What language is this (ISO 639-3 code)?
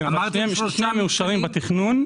heb